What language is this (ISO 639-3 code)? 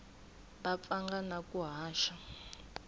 tso